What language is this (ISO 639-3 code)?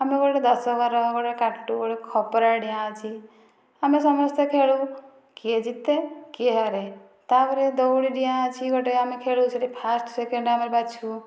ori